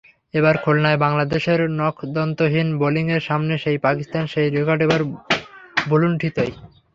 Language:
Bangla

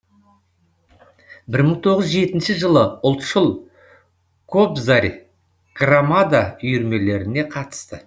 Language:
Kazakh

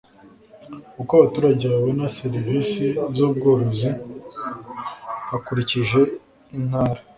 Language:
Kinyarwanda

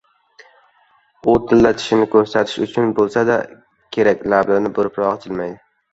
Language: Uzbek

